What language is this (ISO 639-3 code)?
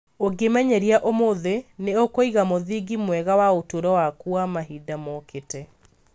kik